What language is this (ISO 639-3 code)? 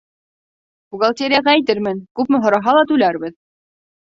bak